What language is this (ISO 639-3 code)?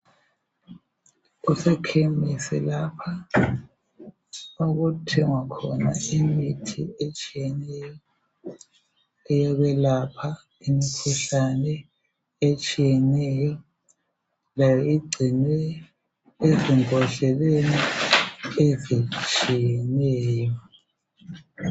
nde